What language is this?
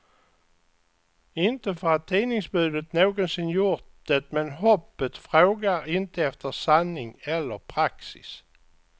Swedish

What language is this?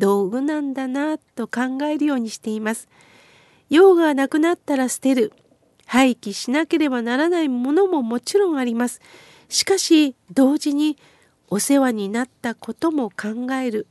Japanese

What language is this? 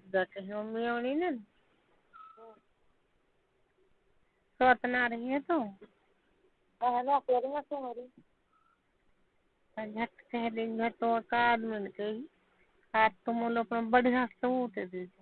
Hindi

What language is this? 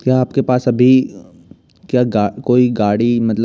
Hindi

